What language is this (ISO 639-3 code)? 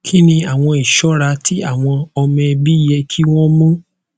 yor